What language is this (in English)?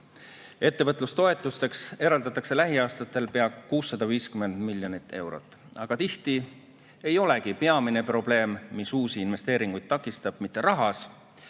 Estonian